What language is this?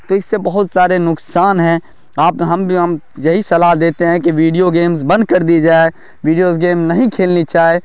Urdu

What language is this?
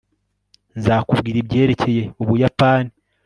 Kinyarwanda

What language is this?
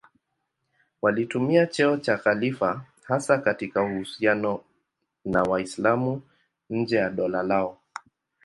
Swahili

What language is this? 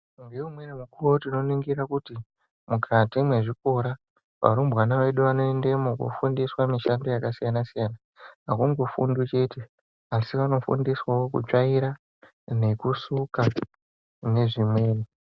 Ndau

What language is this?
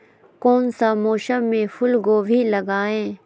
Magahi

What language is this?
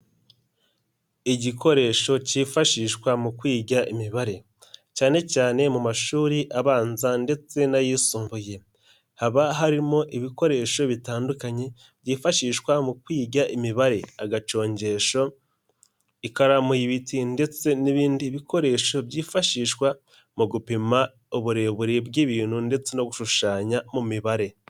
Kinyarwanda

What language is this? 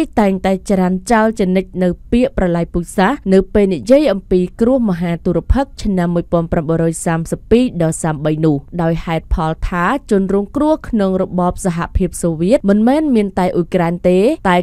Thai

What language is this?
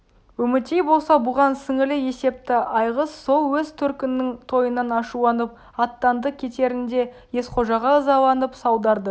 Kazakh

